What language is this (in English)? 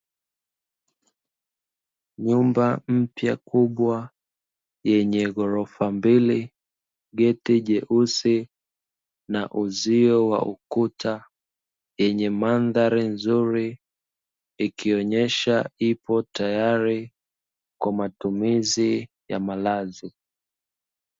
Swahili